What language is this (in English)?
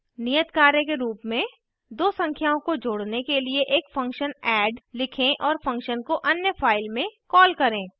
Hindi